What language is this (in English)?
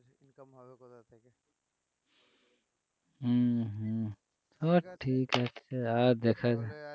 Bangla